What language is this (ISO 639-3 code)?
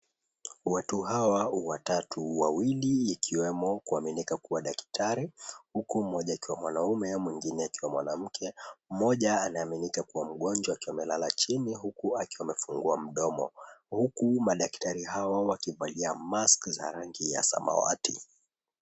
swa